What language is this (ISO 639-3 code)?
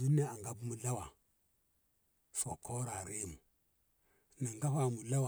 nbh